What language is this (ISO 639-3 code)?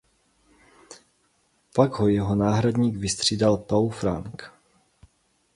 ces